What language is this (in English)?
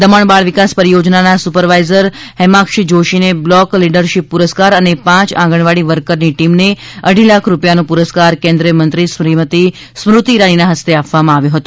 Gujarati